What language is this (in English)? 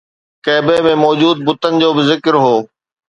Sindhi